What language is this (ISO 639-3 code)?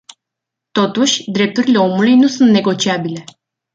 ron